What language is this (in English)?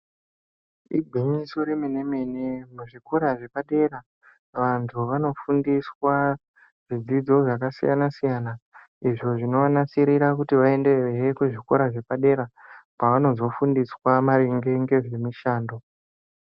Ndau